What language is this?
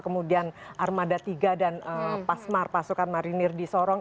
Indonesian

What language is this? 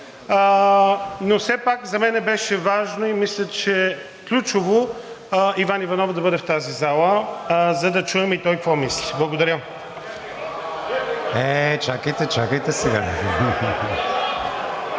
Bulgarian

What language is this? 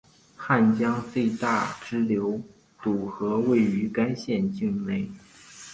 Chinese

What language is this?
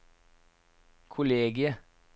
Norwegian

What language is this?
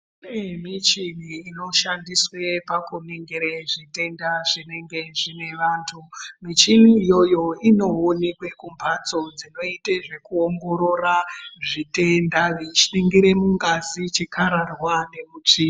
Ndau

